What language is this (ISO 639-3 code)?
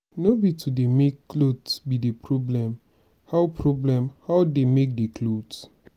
pcm